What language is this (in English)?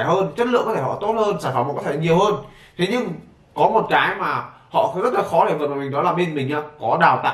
Vietnamese